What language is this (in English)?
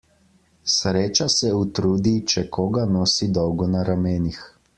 Slovenian